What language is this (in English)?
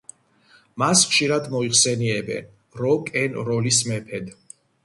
Georgian